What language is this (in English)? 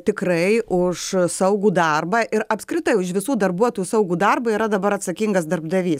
Lithuanian